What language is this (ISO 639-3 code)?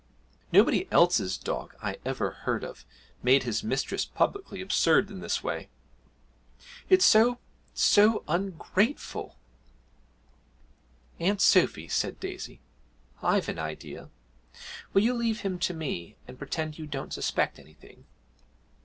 eng